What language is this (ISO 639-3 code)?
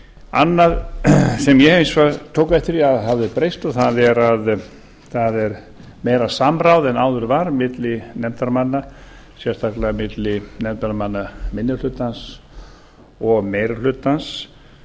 isl